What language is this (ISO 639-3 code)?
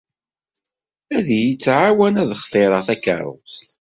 kab